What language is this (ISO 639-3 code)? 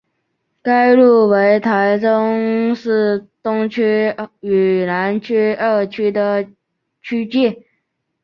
zho